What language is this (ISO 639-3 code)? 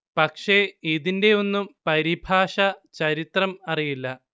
mal